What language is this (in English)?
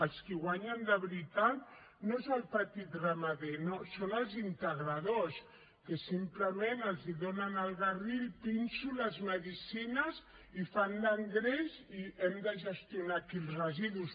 Catalan